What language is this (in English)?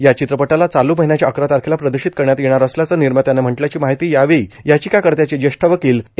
Marathi